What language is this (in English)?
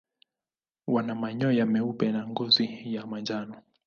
Swahili